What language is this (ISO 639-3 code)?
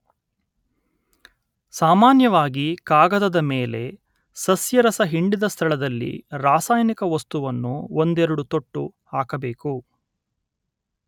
kan